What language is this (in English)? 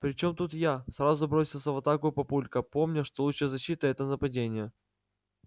Russian